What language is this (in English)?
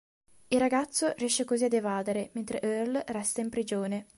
Italian